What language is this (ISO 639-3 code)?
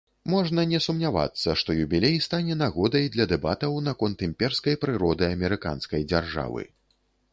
bel